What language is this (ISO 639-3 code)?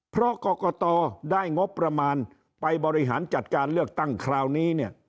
tha